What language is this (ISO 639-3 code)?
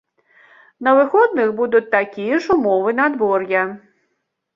bel